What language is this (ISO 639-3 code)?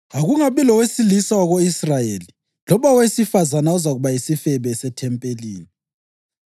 nde